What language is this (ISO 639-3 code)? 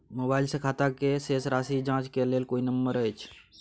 mai